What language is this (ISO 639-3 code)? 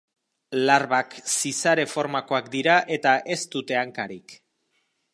eus